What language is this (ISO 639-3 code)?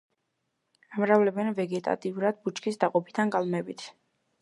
kat